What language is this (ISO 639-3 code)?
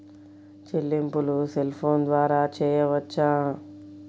tel